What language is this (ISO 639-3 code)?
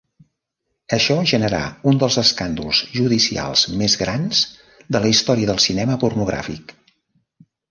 cat